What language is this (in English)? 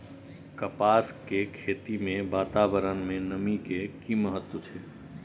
Maithili